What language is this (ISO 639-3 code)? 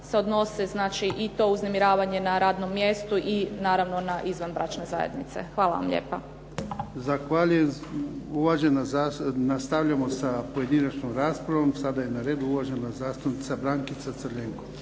hrv